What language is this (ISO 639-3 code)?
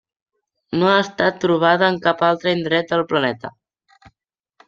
cat